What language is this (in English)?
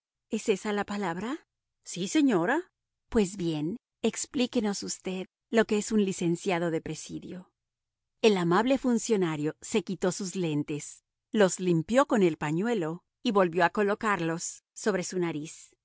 Spanish